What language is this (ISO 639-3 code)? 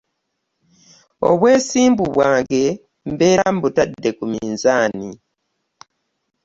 lug